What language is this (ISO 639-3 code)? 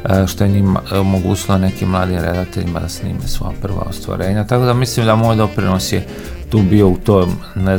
hrv